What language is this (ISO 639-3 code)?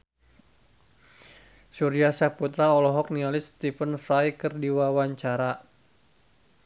sun